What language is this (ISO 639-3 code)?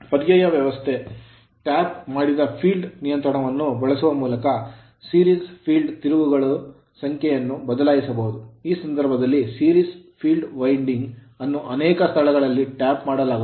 kan